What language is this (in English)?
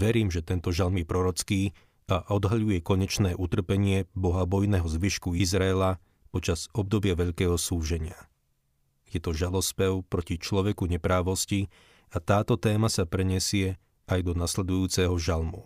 Slovak